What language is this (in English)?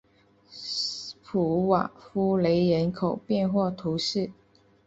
Chinese